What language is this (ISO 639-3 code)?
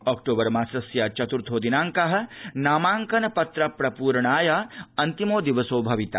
san